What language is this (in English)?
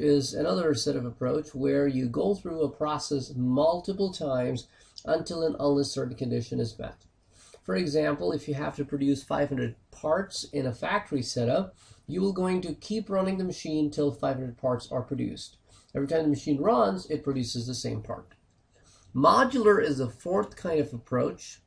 English